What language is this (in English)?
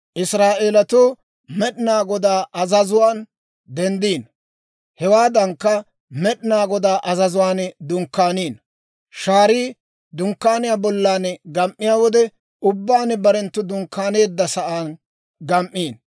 Dawro